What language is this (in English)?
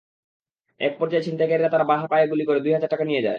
Bangla